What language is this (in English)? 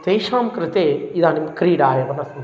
Sanskrit